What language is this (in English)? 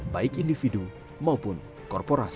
Indonesian